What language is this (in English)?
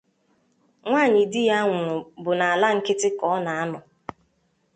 Igbo